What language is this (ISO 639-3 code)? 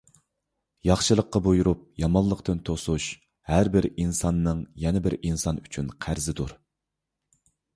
uig